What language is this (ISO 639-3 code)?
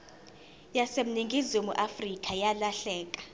zul